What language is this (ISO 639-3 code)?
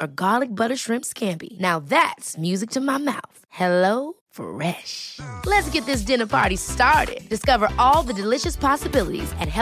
swe